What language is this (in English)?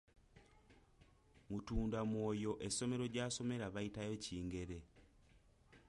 Ganda